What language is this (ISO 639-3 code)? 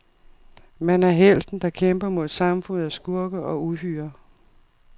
dan